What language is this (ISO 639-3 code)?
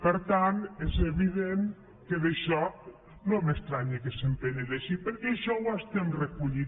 cat